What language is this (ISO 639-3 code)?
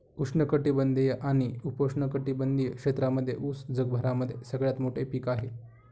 mar